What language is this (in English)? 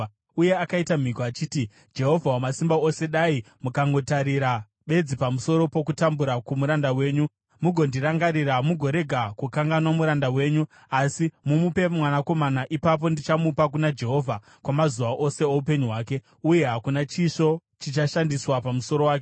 Shona